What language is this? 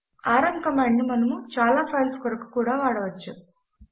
Telugu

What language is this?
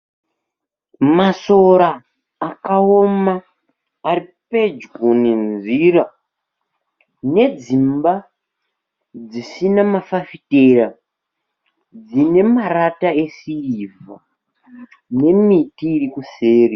Shona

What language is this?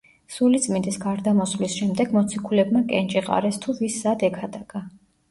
Georgian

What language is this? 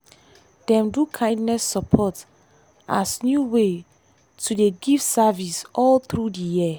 Nigerian Pidgin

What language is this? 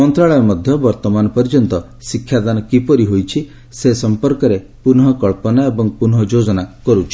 Odia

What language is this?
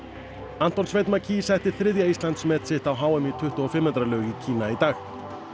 Icelandic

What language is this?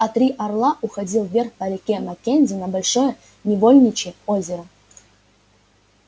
Russian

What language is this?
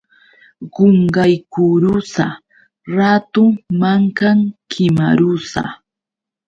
Yauyos Quechua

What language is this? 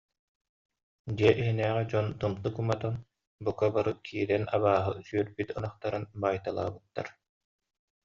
Yakut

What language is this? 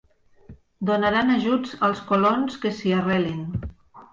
Catalan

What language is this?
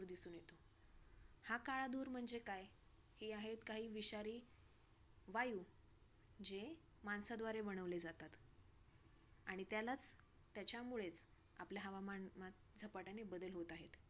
Marathi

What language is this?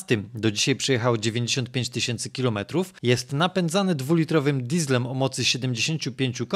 Polish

